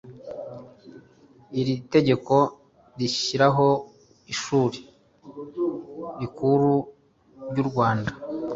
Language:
Kinyarwanda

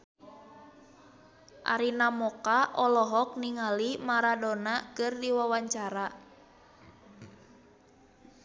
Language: Sundanese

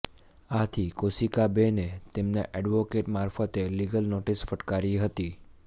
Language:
Gujarati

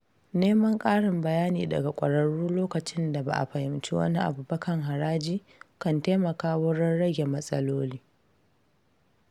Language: Hausa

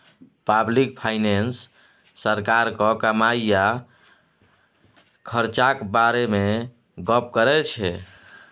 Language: Maithili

